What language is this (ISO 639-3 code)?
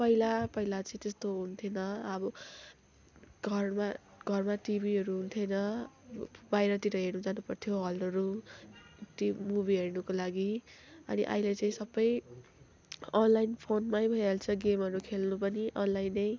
nep